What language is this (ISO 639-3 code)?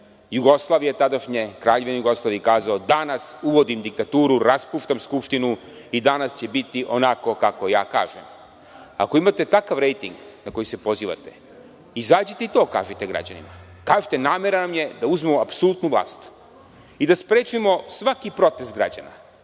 srp